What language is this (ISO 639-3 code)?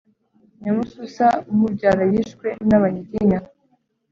kin